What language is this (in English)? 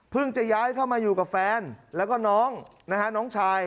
Thai